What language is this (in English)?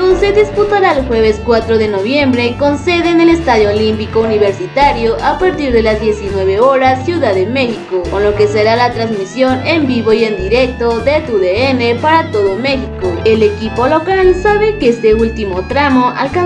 Spanish